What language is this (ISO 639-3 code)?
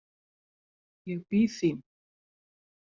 isl